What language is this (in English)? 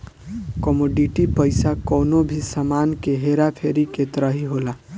Bhojpuri